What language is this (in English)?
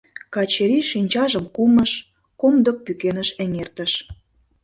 Mari